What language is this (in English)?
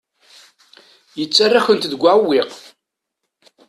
Kabyle